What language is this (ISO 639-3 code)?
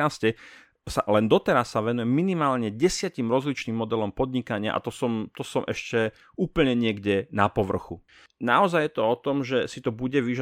slk